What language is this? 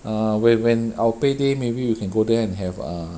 English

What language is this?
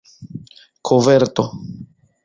Esperanto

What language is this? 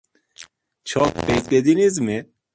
Turkish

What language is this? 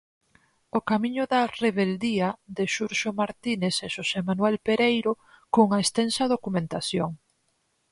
Galician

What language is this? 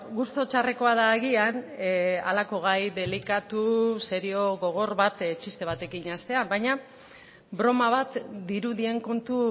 Basque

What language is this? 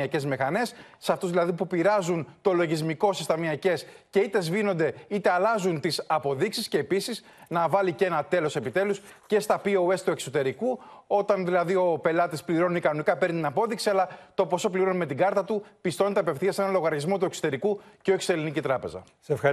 Greek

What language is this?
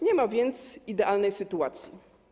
Polish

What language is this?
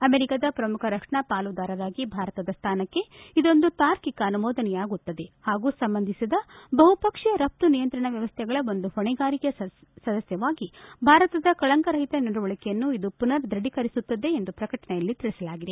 Kannada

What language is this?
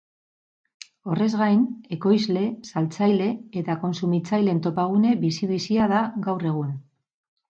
Basque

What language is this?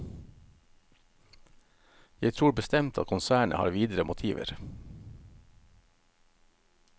Norwegian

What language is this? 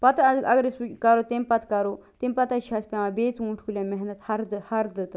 Kashmiri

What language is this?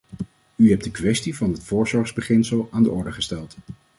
Dutch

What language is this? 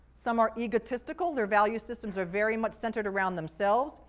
English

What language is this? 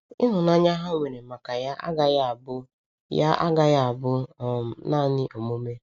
Igbo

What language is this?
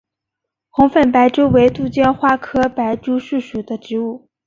Chinese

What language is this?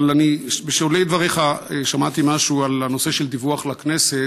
Hebrew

